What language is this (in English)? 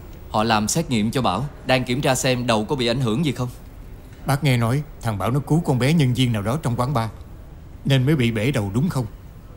Vietnamese